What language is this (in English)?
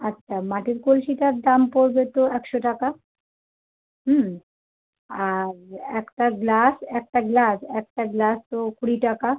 Bangla